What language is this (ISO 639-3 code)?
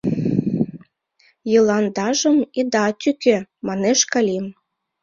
chm